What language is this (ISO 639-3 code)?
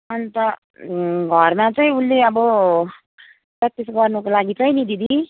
nep